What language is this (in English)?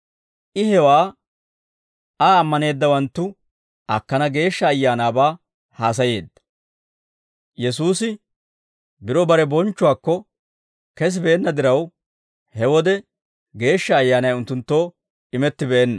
Dawro